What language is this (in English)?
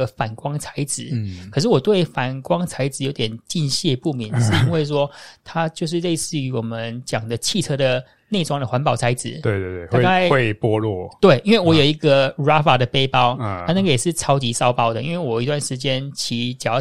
Chinese